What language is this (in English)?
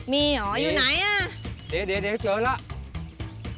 Thai